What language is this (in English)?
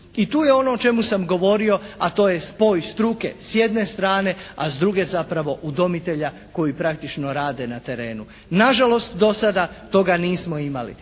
Croatian